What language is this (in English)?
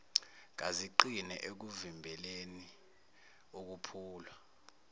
Zulu